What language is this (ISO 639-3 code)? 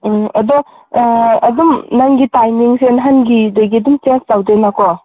mni